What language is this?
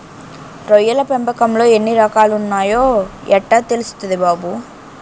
Telugu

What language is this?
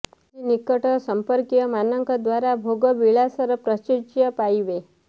Odia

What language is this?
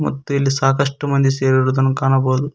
Kannada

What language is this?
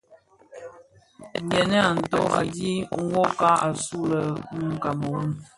Bafia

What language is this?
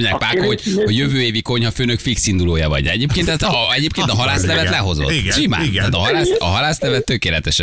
Hungarian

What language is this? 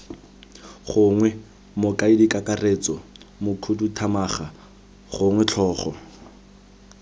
Tswana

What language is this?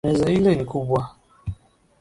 Swahili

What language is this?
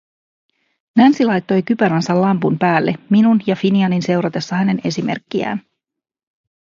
Finnish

